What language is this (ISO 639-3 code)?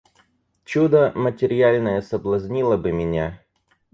rus